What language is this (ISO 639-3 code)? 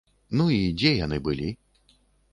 bel